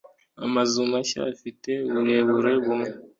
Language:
Kinyarwanda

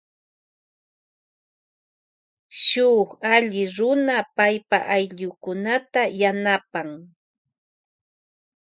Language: Loja Highland Quichua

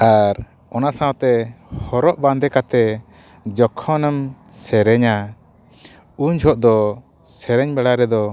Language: Santali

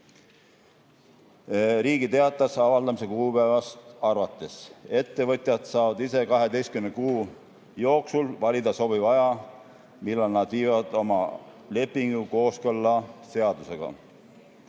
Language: Estonian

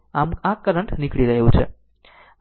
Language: Gujarati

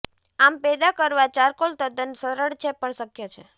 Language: Gujarati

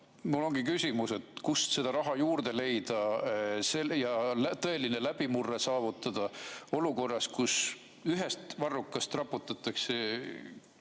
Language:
Estonian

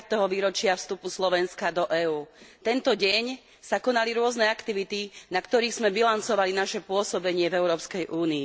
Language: Slovak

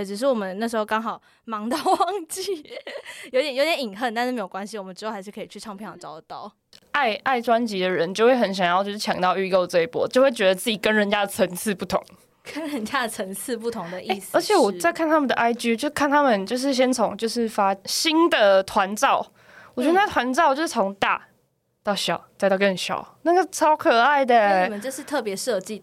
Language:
Chinese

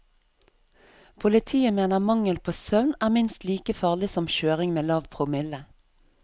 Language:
Norwegian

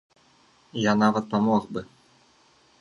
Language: Belarusian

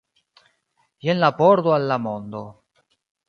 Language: Esperanto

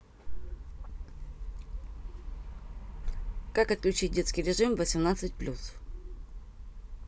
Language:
Russian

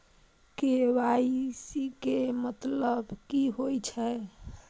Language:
Maithili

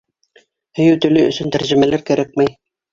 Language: Bashkir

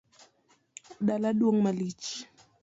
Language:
Luo (Kenya and Tanzania)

